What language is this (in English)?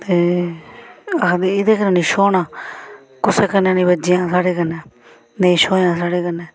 Dogri